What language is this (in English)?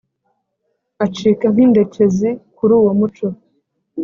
Kinyarwanda